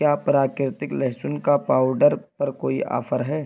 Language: Urdu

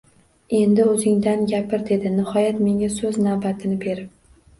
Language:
Uzbek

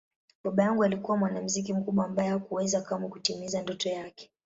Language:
Swahili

